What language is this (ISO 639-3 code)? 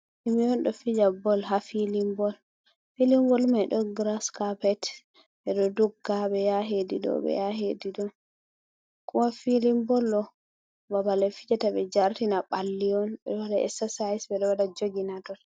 ful